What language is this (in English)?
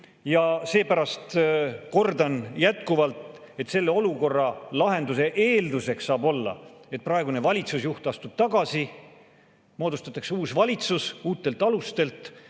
Estonian